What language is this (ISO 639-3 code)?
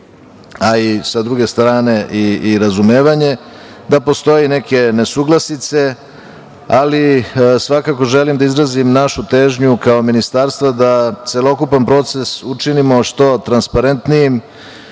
srp